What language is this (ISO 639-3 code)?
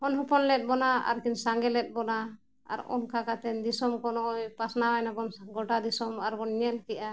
sat